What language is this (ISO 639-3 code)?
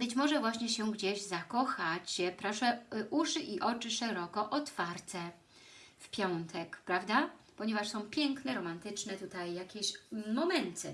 pol